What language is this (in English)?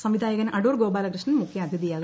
Malayalam